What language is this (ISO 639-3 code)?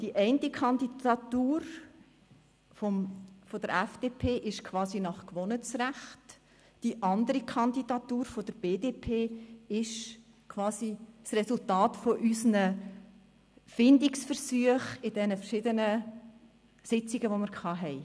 gsw